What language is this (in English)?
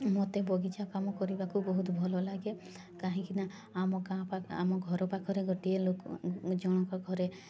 Odia